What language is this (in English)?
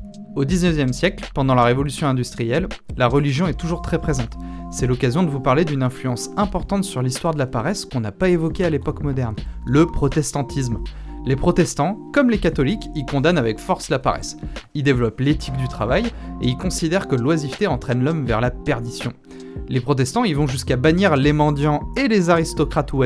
French